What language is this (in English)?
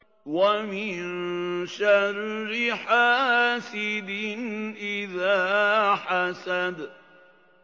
Arabic